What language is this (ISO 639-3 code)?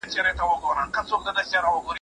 pus